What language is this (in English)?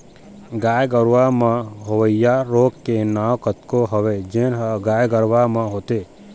Chhattisgarhi